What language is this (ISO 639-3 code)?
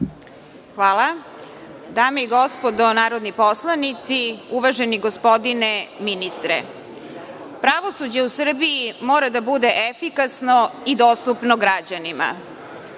srp